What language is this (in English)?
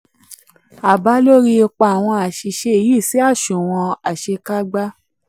Yoruba